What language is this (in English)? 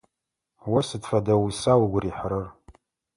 Adyghe